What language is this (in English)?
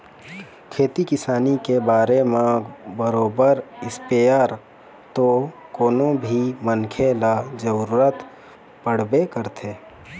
Chhattisgarhi